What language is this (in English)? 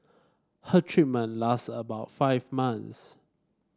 English